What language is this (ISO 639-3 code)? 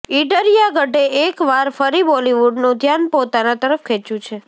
guj